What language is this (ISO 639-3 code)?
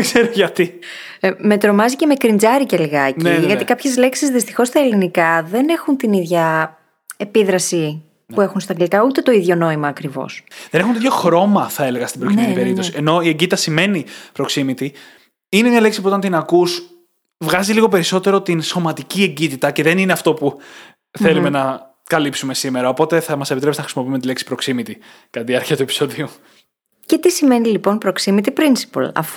ell